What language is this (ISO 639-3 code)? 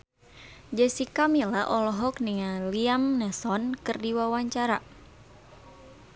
sun